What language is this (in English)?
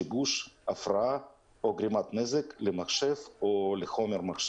Hebrew